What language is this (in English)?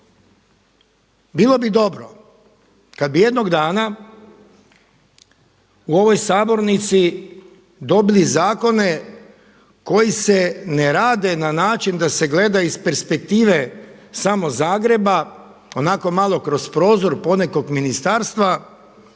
Croatian